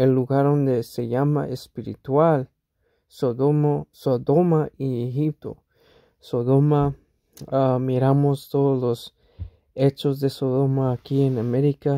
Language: Spanish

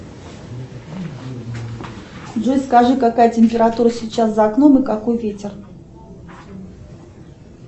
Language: Russian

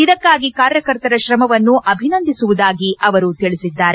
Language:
Kannada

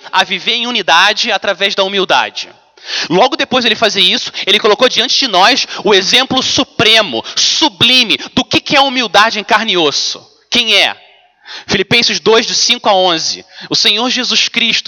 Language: Portuguese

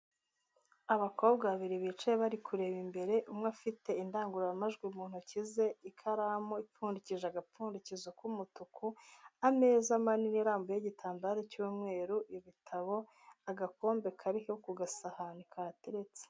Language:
Kinyarwanda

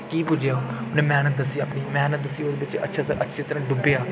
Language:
Dogri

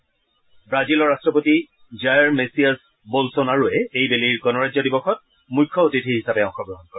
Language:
Assamese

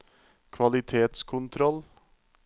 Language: Norwegian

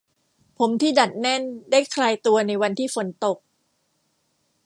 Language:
Thai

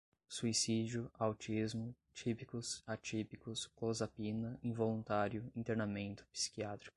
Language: Portuguese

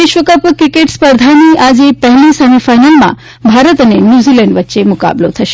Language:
Gujarati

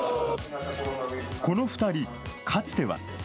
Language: Japanese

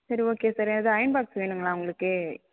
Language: Tamil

